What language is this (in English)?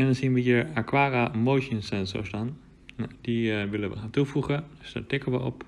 Dutch